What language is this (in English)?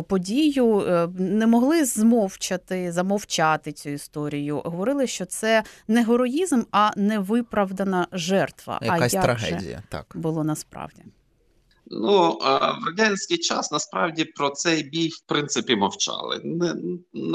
Ukrainian